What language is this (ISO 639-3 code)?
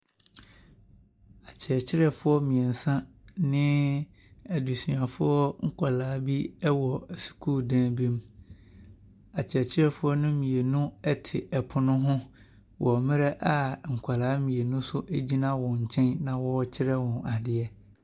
aka